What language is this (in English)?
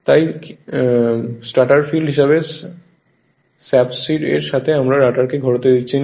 Bangla